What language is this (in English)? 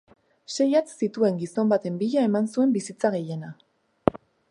Basque